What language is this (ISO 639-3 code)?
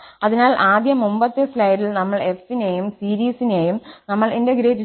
mal